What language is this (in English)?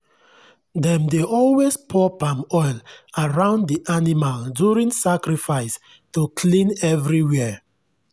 Nigerian Pidgin